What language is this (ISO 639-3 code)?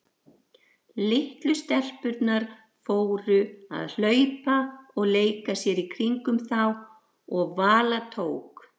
isl